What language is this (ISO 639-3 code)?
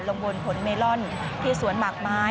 tha